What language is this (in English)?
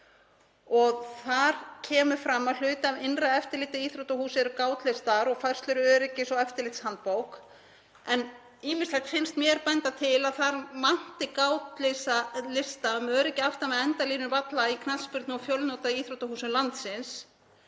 Icelandic